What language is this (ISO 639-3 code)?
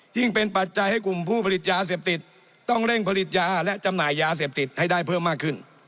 tha